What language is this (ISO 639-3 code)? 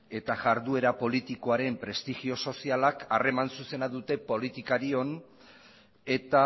eus